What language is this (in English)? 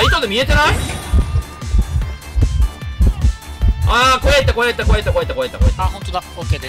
Japanese